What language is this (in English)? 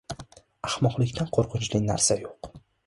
Uzbek